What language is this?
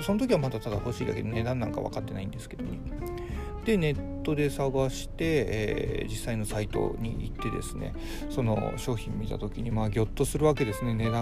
Japanese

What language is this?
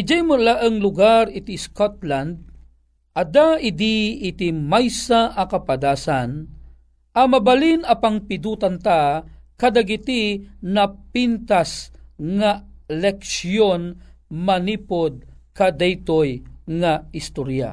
Filipino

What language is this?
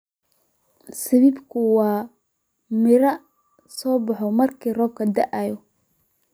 Somali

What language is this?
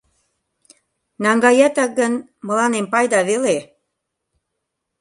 Mari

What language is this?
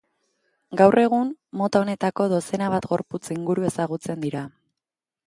Basque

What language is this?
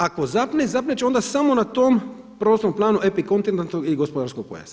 Croatian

